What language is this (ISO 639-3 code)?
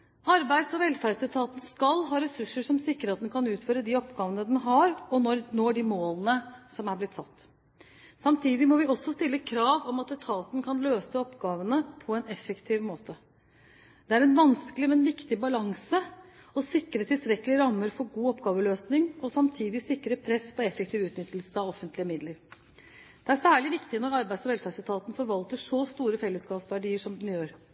nob